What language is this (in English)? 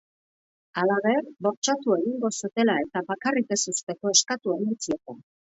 Basque